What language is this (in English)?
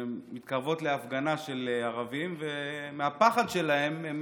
Hebrew